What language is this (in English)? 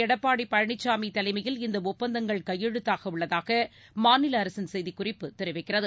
Tamil